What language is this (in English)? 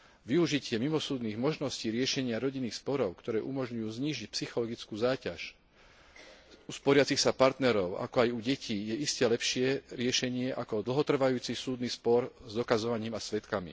Slovak